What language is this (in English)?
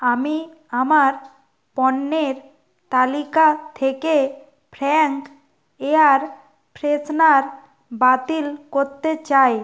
Bangla